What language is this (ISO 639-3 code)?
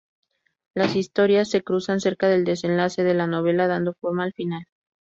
spa